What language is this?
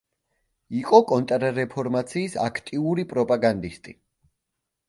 Georgian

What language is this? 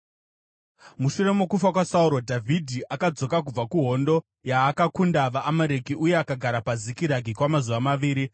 Shona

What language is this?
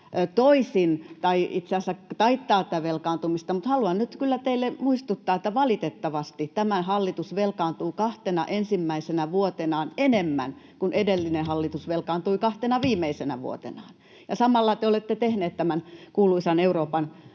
Finnish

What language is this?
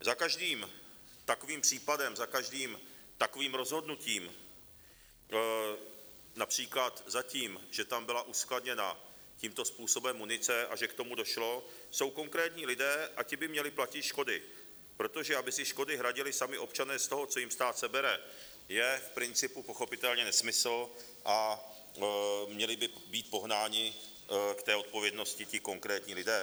Czech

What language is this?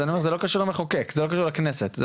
Hebrew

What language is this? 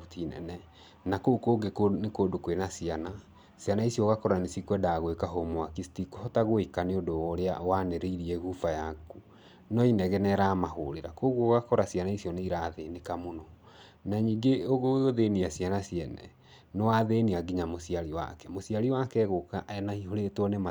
Kikuyu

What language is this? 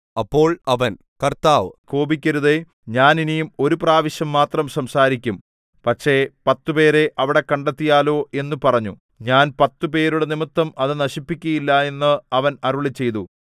Malayalam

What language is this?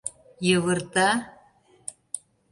Mari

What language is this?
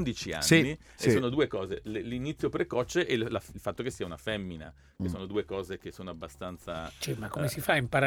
Italian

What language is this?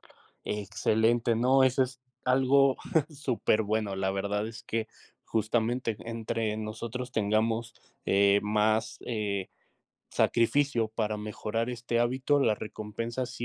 Spanish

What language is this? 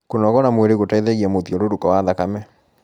Kikuyu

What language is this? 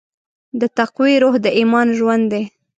Pashto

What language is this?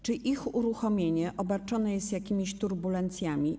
Polish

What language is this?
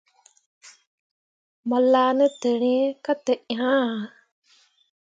Mundang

